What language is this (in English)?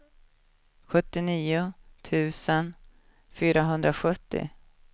Swedish